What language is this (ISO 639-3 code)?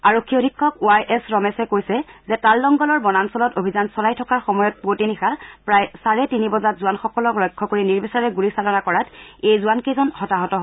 asm